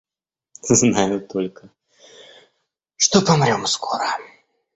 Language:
Russian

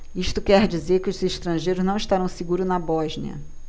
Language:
Portuguese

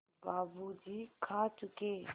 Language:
Hindi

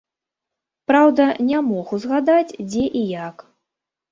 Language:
Belarusian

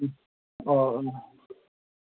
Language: Manipuri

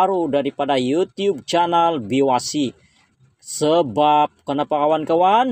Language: Indonesian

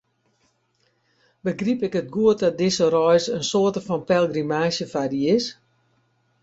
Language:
Western Frisian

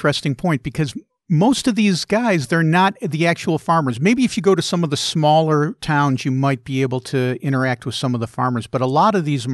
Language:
English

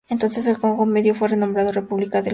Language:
Spanish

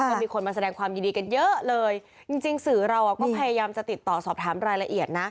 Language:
Thai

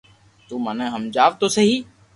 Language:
Loarki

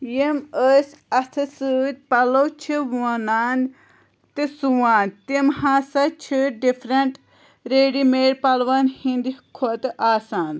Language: Kashmiri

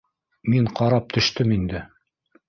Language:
Bashkir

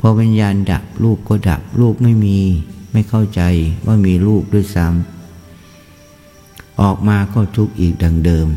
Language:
Thai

